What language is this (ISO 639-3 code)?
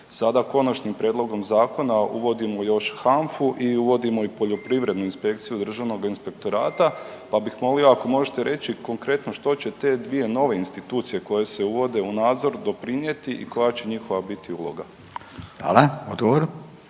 hrv